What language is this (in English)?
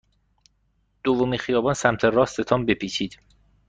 Persian